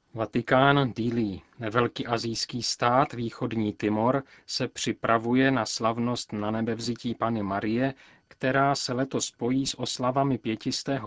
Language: Czech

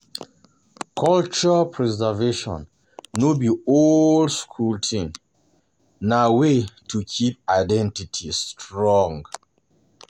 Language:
Nigerian Pidgin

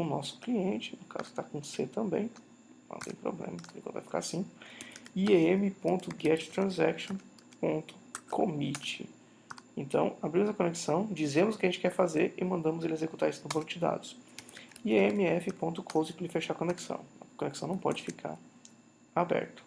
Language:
Portuguese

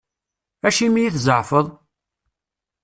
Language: Kabyle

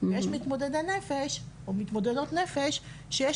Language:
Hebrew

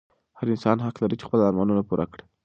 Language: Pashto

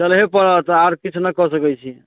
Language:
Maithili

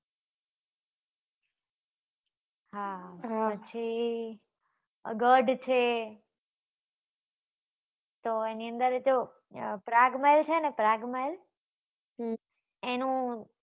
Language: Gujarati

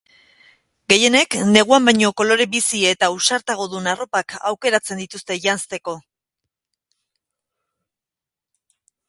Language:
Basque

